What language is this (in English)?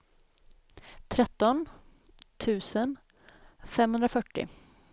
Swedish